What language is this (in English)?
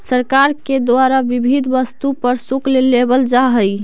Magahi